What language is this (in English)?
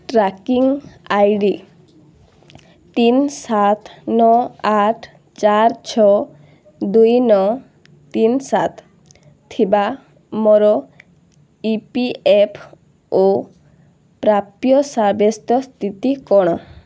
Odia